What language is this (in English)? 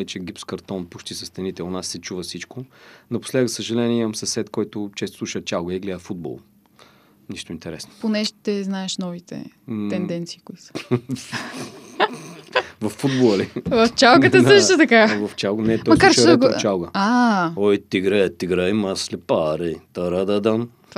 Bulgarian